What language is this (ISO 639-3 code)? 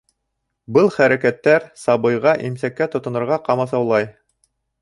bak